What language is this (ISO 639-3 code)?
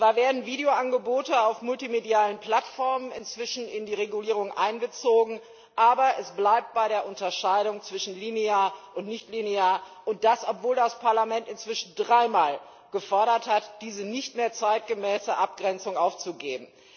deu